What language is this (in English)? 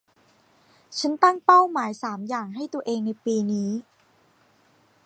Thai